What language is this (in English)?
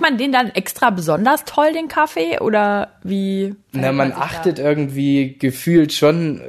German